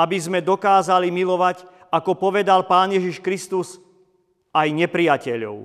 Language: Slovak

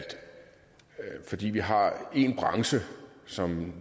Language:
Danish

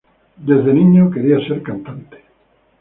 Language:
Spanish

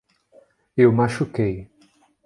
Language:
Portuguese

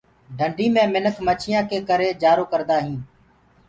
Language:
Gurgula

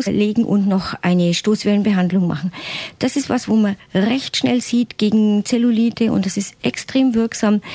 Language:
German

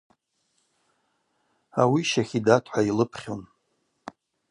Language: Abaza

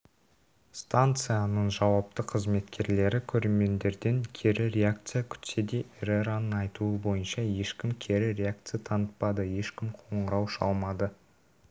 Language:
Kazakh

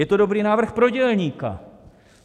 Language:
Czech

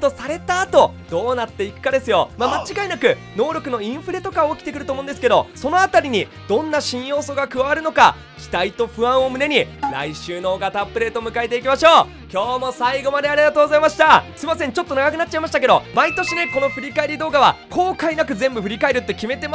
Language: Japanese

